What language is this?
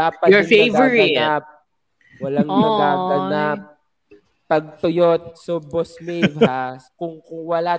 Filipino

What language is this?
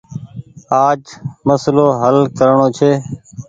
Goaria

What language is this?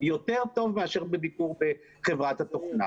Hebrew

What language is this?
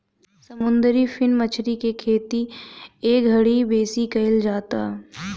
Bhojpuri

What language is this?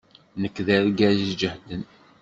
Kabyle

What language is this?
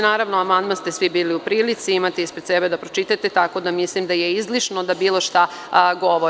Serbian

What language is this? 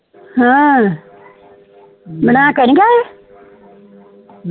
Punjabi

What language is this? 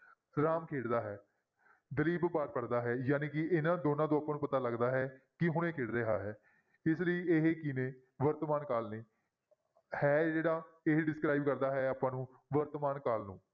Punjabi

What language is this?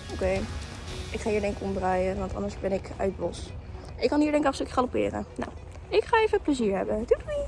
Dutch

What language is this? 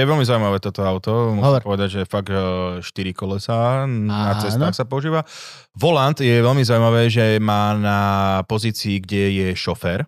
Slovak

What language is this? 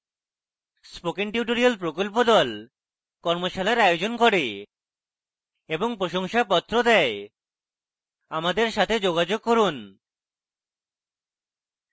Bangla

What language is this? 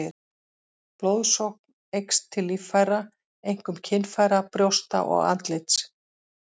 Icelandic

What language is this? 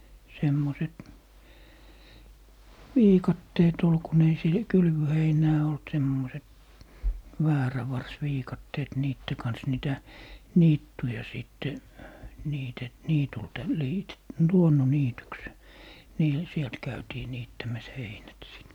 Finnish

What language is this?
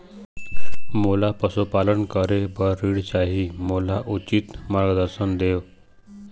Chhattisgarhi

